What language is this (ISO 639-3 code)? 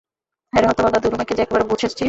ben